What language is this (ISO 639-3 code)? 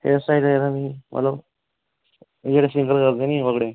doi